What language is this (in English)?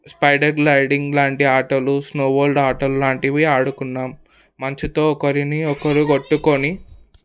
Telugu